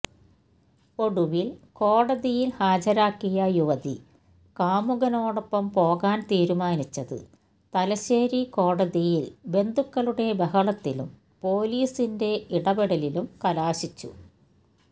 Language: Malayalam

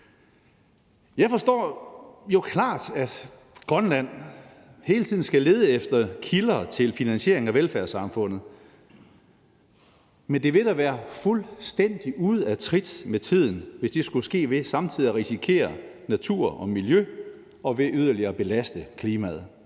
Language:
Danish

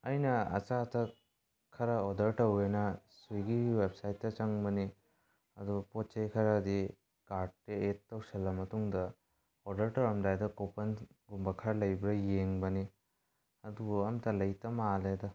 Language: Manipuri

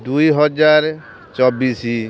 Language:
Odia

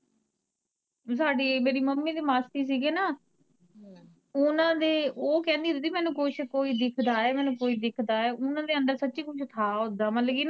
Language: Punjabi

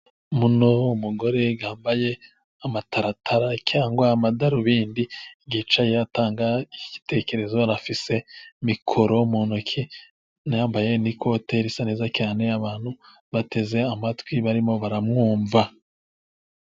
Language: Kinyarwanda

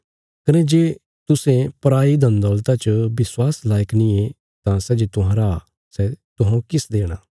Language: Bilaspuri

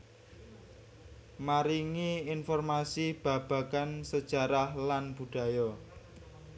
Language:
Javanese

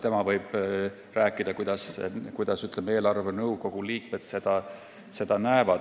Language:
Estonian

